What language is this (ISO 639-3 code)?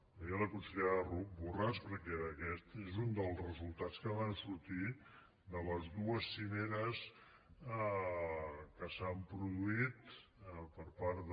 cat